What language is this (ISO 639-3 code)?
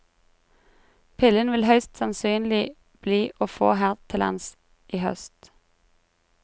nor